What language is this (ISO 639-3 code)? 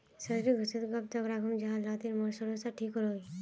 mag